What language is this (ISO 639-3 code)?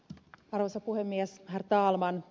fin